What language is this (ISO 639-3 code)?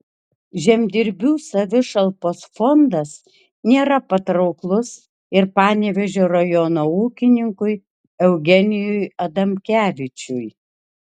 lit